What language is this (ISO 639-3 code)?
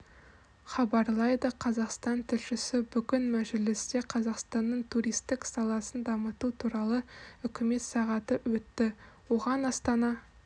kaz